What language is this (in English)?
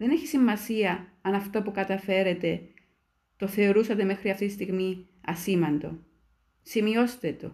Greek